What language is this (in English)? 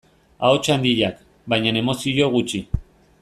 Basque